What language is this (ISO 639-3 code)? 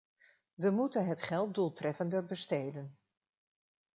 nld